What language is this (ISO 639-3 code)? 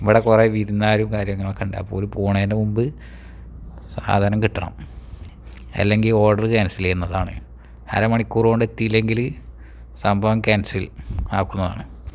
mal